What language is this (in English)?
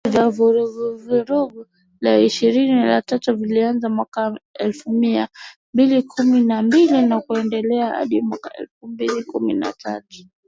Swahili